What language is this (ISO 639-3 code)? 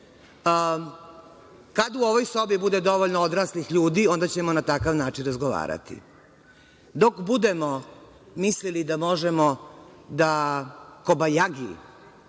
srp